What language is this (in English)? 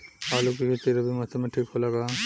Bhojpuri